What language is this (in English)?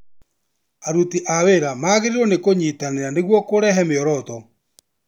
Kikuyu